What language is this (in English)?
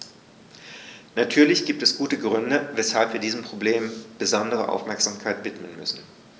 German